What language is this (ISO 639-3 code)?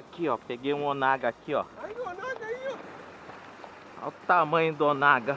por